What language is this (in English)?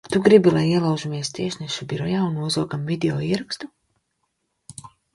Latvian